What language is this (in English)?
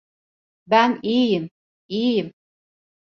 Turkish